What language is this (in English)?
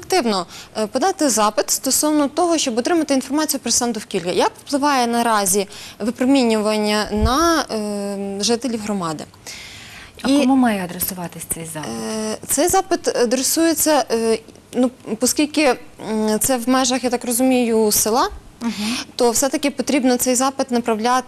Ukrainian